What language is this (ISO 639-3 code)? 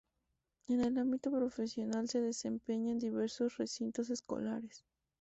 spa